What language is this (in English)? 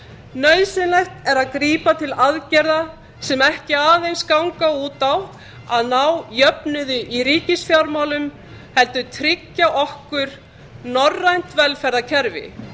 Icelandic